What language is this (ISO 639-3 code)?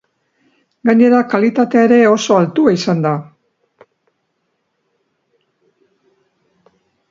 eus